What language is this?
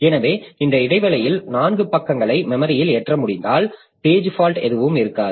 Tamil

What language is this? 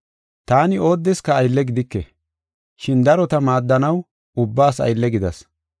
Gofa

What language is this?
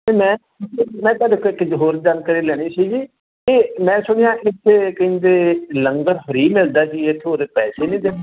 Punjabi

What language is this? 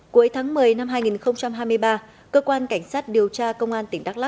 Vietnamese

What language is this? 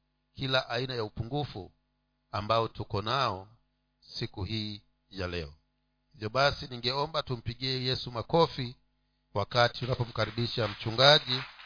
Swahili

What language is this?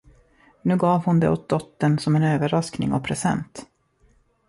Swedish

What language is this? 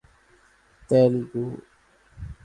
Urdu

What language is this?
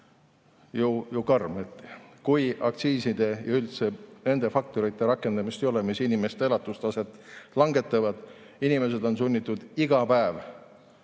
Estonian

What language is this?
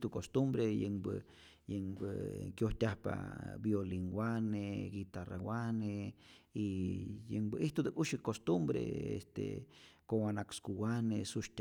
Rayón Zoque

